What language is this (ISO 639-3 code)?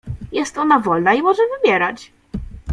pol